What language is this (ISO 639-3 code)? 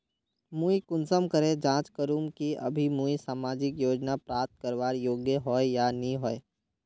mag